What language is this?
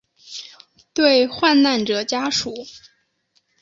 Chinese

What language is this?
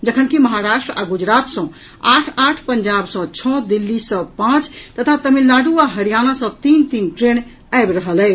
Maithili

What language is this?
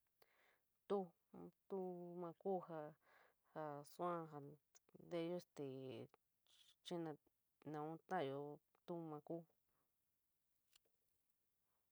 San Miguel El Grande Mixtec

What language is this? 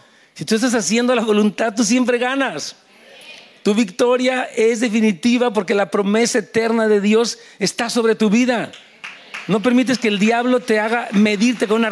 Spanish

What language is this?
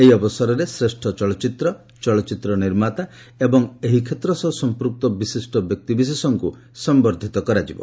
Odia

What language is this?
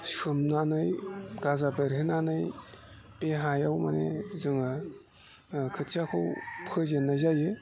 Bodo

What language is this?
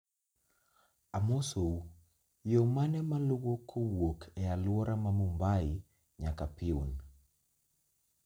Luo (Kenya and Tanzania)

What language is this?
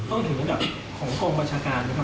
Thai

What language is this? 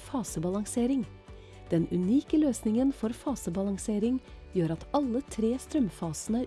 Norwegian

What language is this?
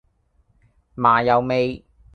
Cantonese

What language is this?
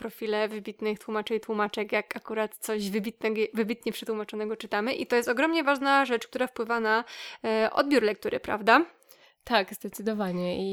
Polish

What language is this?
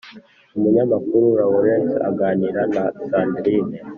Kinyarwanda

